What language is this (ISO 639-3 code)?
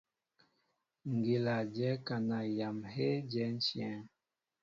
mbo